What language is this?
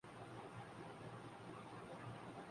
Urdu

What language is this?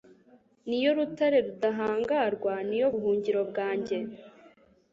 Kinyarwanda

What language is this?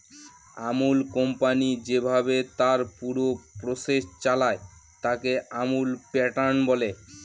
Bangla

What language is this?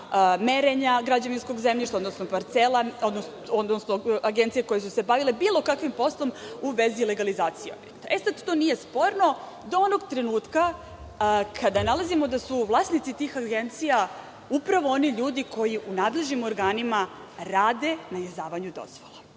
Serbian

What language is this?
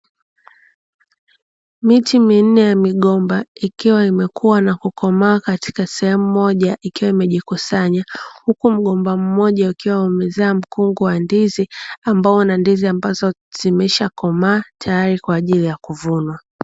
Swahili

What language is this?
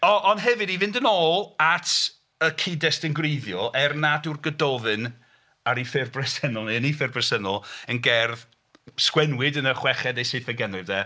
Welsh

